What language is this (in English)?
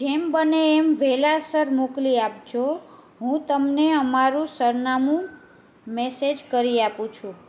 Gujarati